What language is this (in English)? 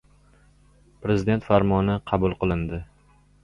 Uzbek